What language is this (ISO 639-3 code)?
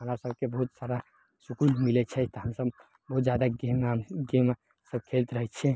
mai